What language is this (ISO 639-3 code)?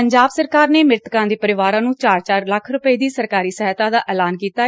pan